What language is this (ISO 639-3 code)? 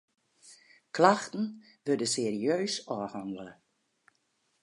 fry